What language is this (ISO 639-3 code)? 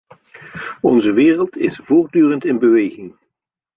nld